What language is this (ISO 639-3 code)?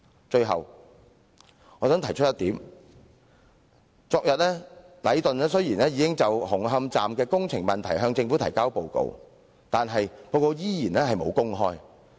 yue